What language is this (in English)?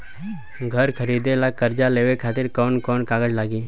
Bhojpuri